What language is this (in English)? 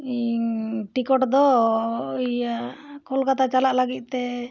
Santali